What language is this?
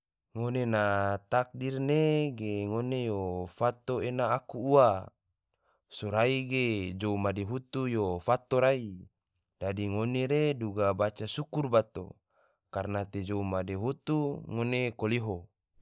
Tidore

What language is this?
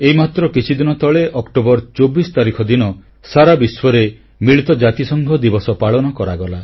Odia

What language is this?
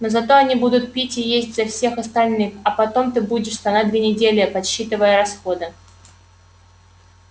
Russian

